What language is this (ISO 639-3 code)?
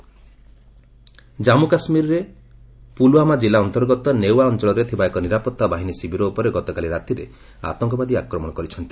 ori